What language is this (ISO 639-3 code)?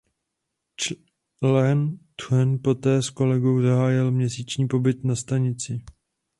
ces